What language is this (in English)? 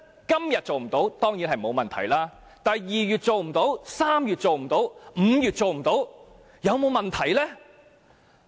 Cantonese